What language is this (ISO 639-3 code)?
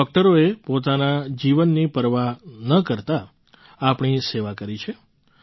guj